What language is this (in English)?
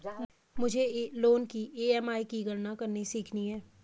Hindi